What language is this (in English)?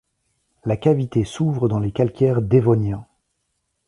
French